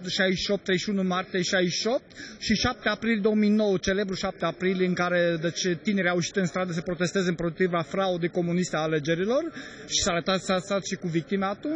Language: Romanian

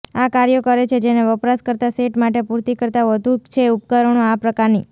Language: Gujarati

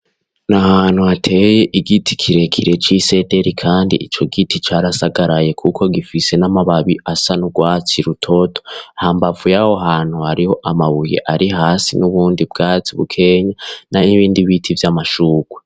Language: Rundi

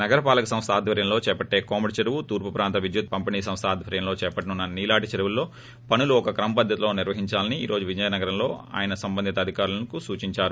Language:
Telugu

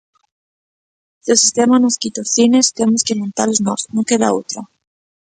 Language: Galician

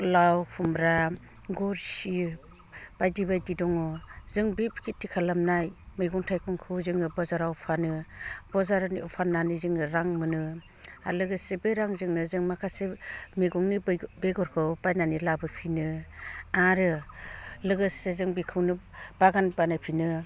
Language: Bodo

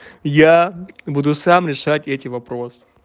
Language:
Russian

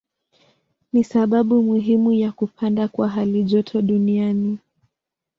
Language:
Swahili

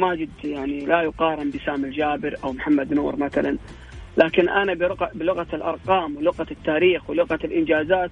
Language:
Arabic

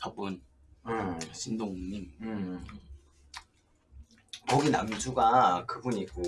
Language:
Korean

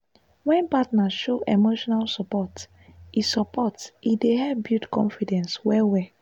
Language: Nigerian Pidgin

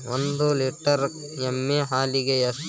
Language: Kannada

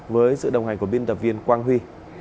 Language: Vietnamese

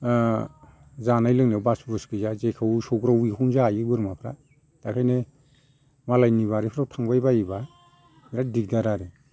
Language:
Bodo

